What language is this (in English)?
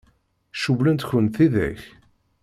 Kabyle